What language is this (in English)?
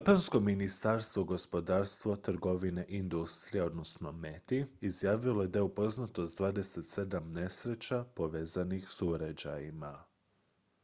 Croatian